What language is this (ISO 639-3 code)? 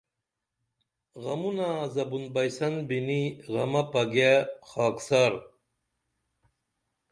dml